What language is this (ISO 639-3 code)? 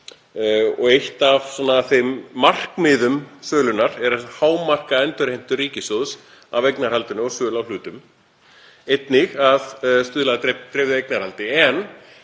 isl